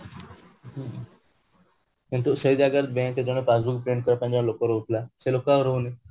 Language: Odia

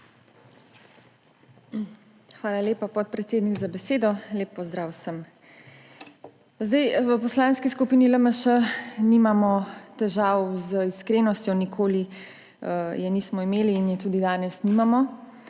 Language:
Slovenian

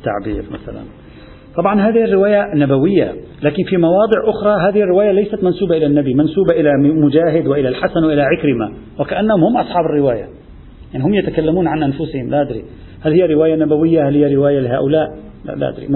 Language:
Arabic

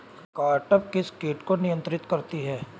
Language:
Hindi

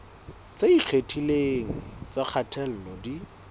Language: Southern Sotho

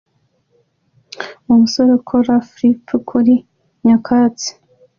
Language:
Kinyarwanda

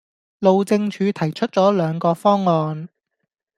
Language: Cantonese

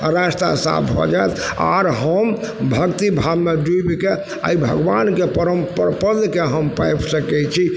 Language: Maithili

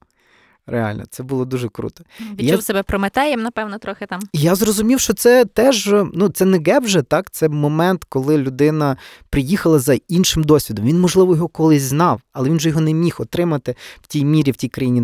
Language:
Ukrainian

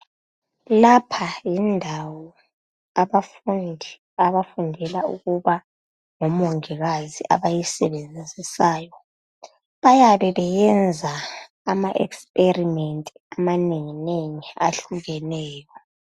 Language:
North Ndebele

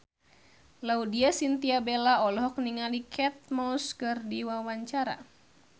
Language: Sundanese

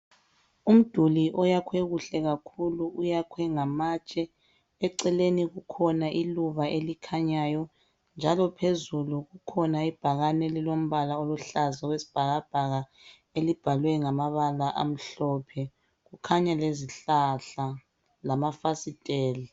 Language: North Ndebele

